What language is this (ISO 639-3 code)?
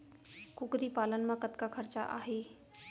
hne